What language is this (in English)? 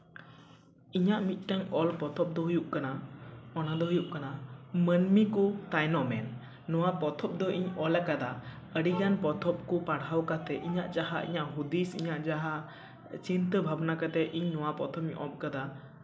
Santali